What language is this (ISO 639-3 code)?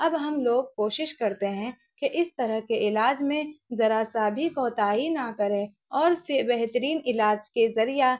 urd